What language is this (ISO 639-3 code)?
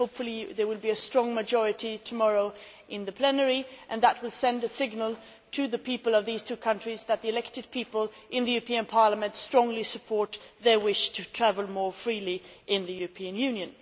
eng